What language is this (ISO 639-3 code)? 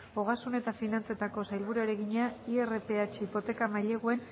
eus